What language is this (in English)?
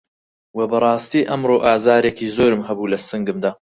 Central Kurdish